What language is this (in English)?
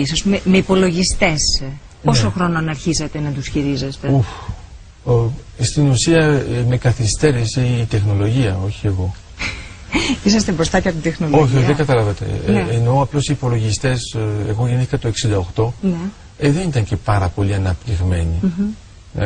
Greek